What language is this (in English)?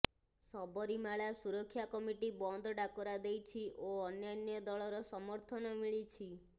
Odia